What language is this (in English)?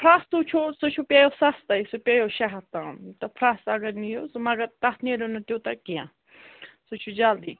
Kashmiri